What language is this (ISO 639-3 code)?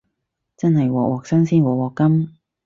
yue